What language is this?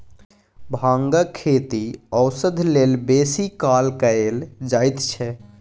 Maithili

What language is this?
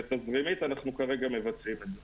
Hebrew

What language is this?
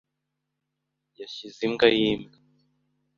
Kinyarwanda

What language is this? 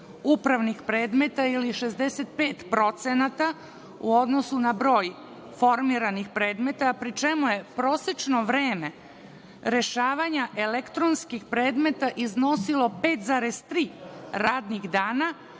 Serbian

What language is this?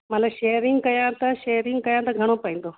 Sindhi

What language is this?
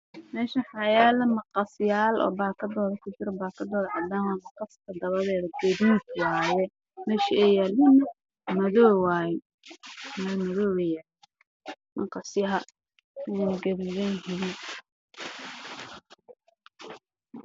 Somali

